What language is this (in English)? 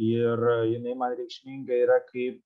Lithuanian